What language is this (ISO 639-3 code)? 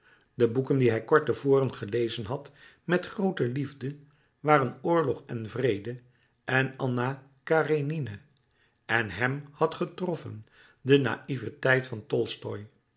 nld